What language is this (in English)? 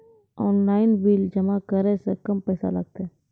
Maithili